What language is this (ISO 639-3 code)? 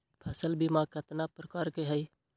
mag